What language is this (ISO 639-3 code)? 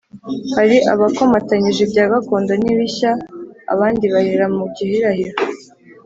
kin